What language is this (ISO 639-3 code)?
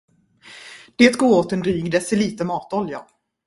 swe